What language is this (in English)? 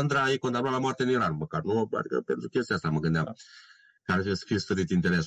Romanian